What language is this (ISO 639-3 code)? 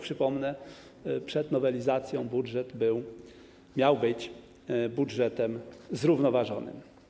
pol